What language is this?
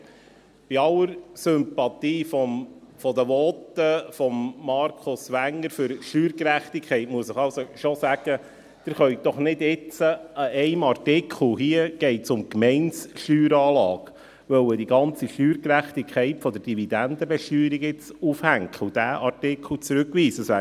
Swiss German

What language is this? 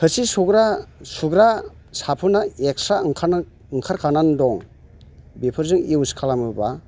Bodo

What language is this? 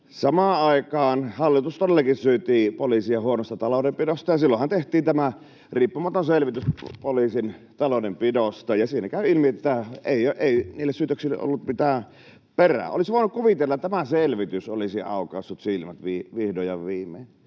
Finnish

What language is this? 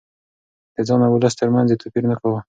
Pashto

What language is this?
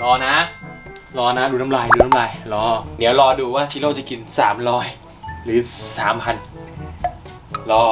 Thai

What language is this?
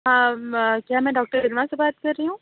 Urdu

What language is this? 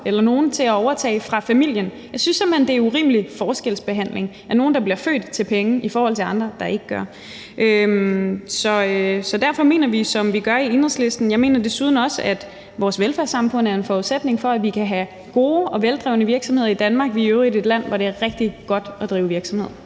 Danish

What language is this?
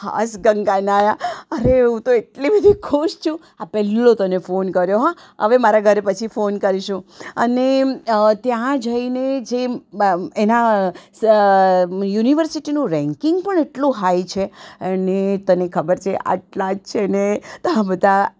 Gujarati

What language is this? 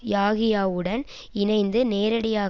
Tamil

